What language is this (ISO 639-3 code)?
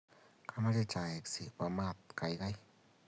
kln